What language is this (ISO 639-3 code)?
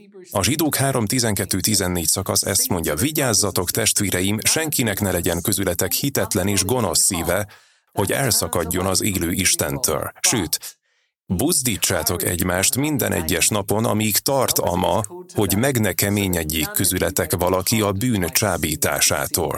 hun